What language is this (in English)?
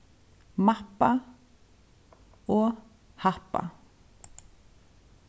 Faroese